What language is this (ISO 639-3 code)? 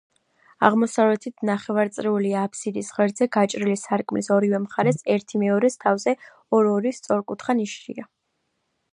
kat